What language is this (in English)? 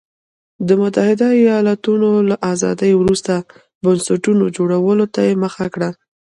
Pashto